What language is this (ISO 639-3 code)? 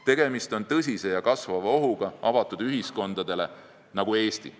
est